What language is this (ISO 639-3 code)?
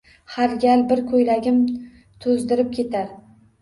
uzb